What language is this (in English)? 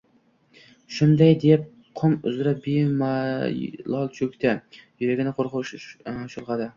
Uzbek